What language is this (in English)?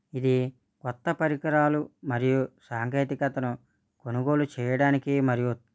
Telugu